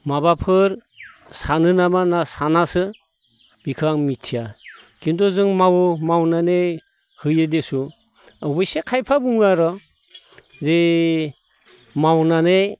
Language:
Bodo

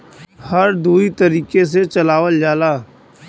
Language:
Bhojpuri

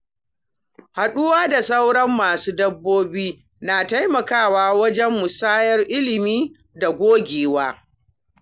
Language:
Hausa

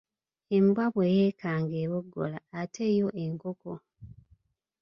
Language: Ganda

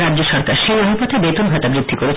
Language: Bangla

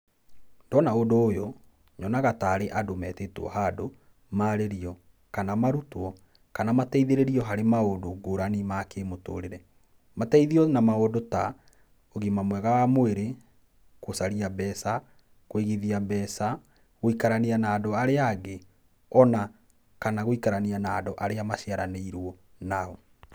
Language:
Kikuyu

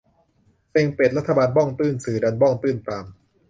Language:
Thai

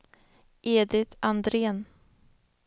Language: Swedish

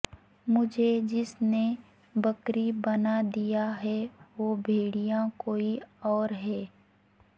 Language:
Urdu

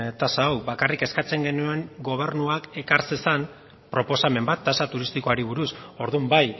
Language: Basque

